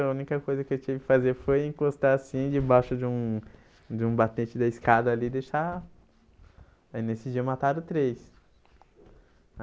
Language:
Portuguese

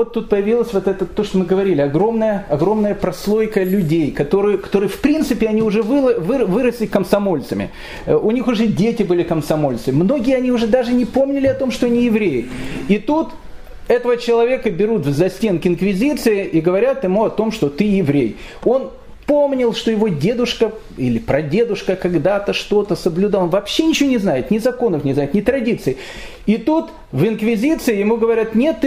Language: Russian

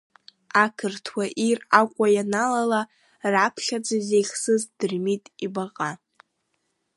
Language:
Abkhazian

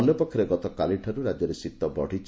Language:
Odia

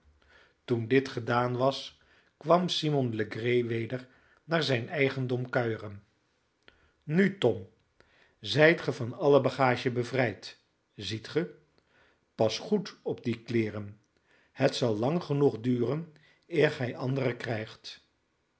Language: Dutch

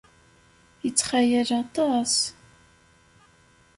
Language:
Kabyle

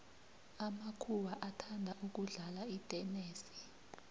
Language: South Ndebele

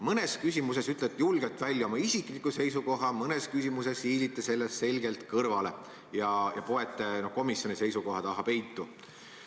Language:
Estonian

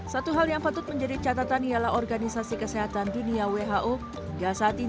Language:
Indonesian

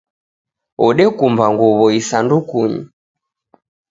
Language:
Taita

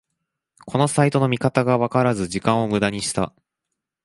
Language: Japanese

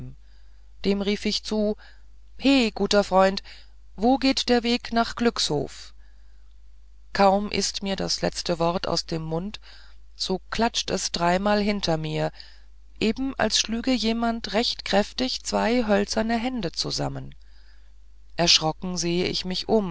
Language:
German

